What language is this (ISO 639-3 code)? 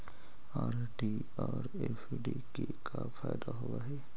mag